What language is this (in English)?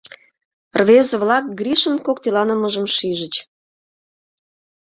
Mari